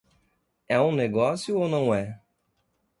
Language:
Portuguese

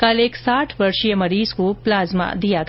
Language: Hindi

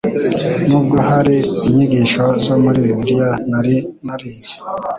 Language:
Kinyarwanda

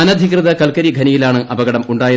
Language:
Malayalam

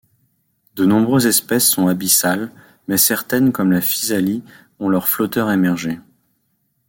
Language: French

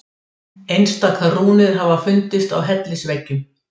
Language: Icelandic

